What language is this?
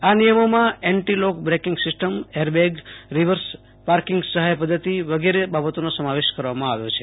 Gujarati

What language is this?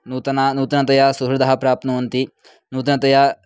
Sanskrit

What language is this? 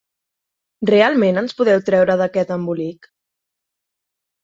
Catalan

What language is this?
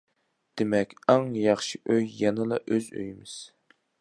Uyghur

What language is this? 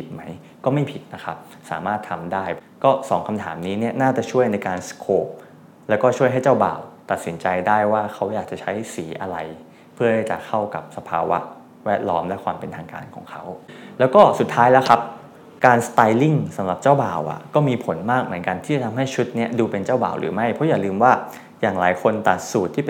Thai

